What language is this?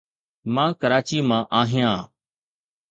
Sindhi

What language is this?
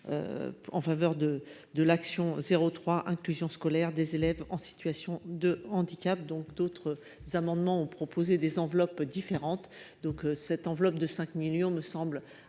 French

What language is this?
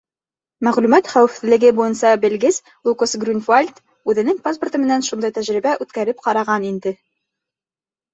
Bashkir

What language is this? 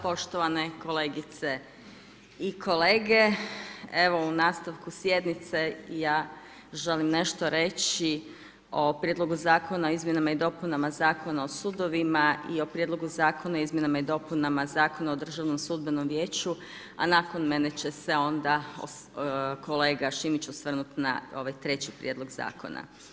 Croatian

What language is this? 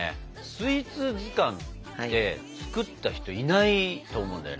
Japanese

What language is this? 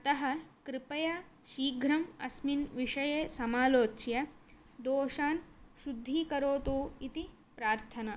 Sanskrit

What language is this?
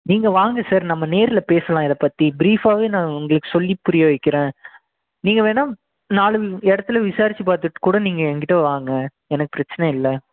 Tamil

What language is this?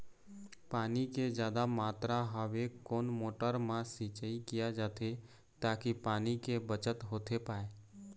Chhattisgarhi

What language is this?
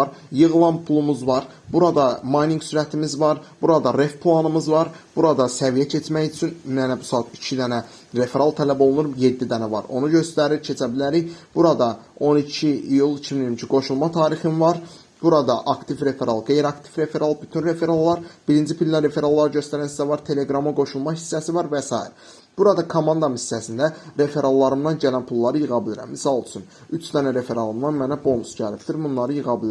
Turkish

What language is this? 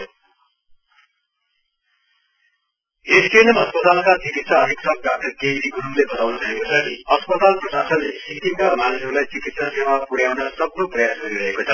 Nepali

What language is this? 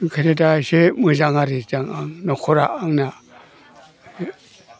Bodo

